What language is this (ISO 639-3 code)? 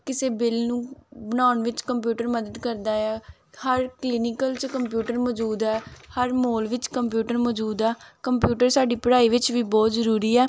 pan